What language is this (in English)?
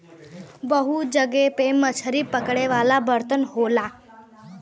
Bhojpuri